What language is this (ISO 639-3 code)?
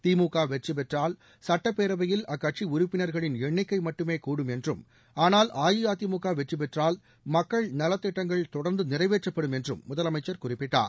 tam